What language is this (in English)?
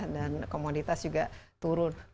Indonesian